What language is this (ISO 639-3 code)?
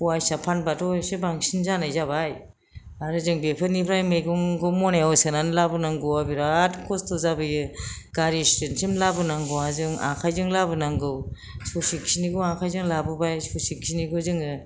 brx